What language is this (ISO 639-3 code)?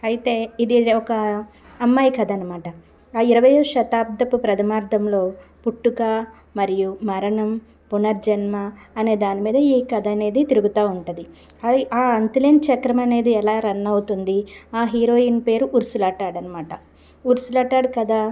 tel